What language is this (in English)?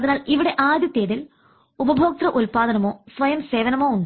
Malayalam